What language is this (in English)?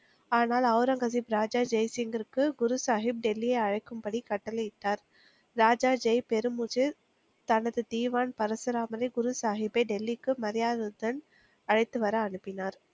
Tamil